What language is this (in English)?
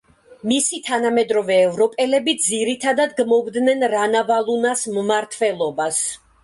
Georgian